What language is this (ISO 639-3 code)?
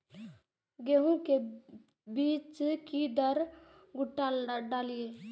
mai